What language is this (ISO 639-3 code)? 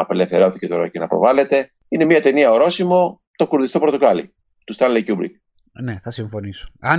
ell